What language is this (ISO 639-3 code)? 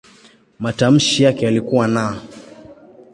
swa